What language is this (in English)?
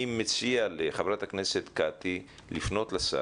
Hebrew